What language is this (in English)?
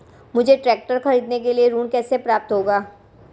Hindi